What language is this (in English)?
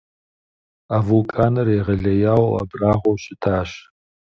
Kabardian